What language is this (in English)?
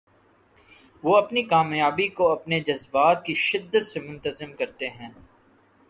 Urdu